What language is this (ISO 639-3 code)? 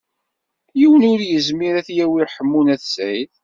kab